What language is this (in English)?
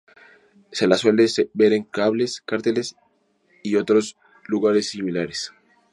Spanish